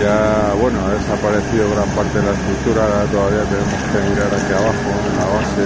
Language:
Spanish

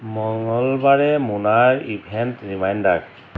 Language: Assamese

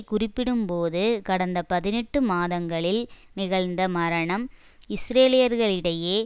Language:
Tamil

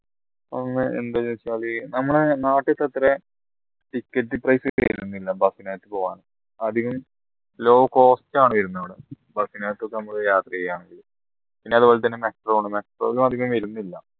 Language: Malayalam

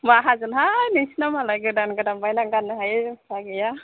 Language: Bodo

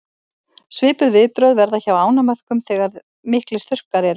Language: Icelandic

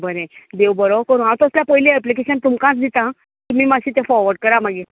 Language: Konkani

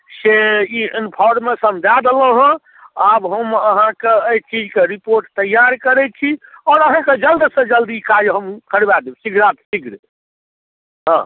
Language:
Maithili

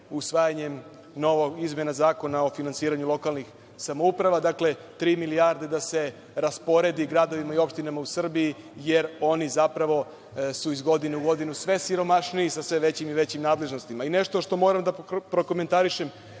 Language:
Serbian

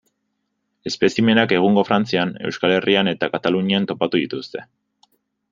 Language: Basque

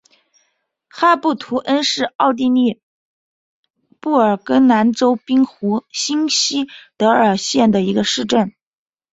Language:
Chinese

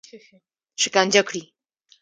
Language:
Pashto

